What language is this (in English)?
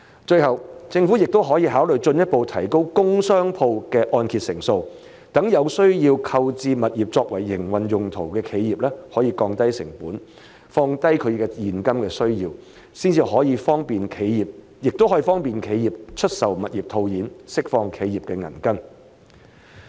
Cantonese